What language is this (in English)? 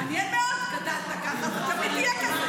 Hebrew